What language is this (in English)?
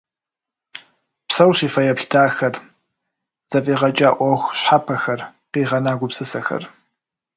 Kabardian